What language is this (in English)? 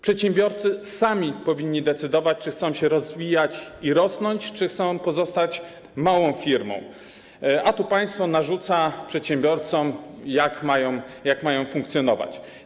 Polish